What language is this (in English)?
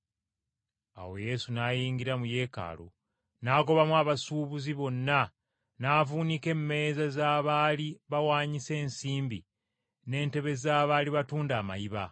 Ganda